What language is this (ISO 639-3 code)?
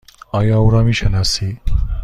fas